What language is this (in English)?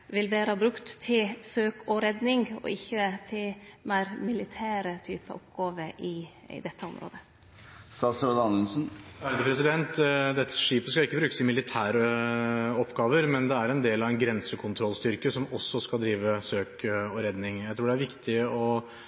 Norwegian